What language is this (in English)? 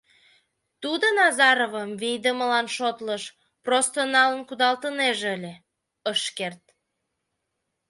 Mari